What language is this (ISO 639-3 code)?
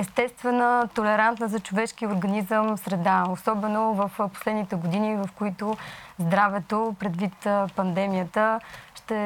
bul